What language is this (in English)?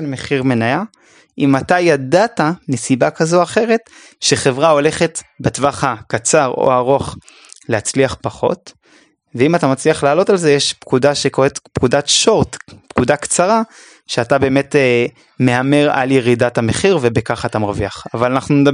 Hebrew